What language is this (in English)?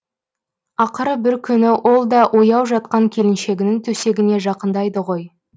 Kazakh